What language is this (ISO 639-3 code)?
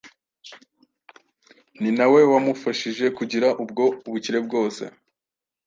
kin